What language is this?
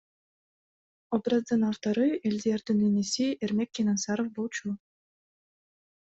Kyrgyz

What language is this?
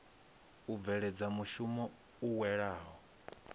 Venda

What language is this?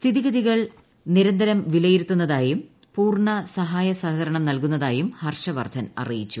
Malayalam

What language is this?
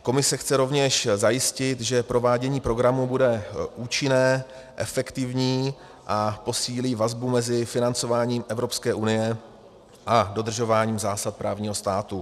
Czech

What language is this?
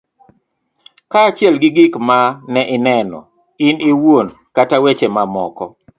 Luo (Kenya and Tanzania)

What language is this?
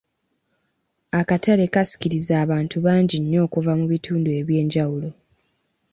Ganda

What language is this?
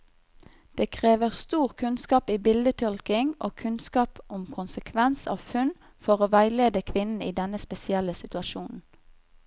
Norwegian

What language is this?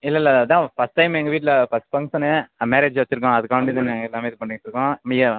Tamil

